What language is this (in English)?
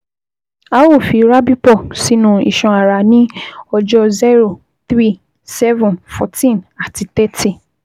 Yoruba